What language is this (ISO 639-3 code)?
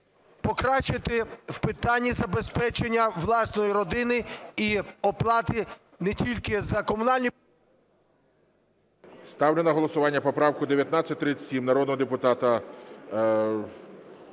ukr